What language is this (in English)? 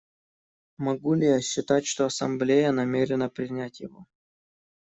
Russian